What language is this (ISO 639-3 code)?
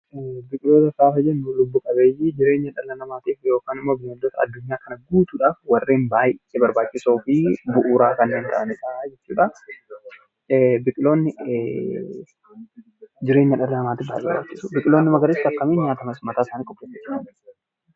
orm